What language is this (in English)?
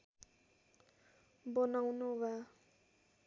Nepali